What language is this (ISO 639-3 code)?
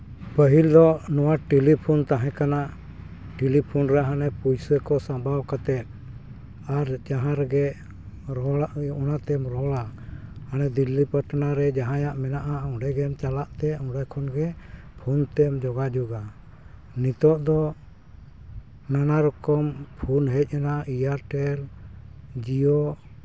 sat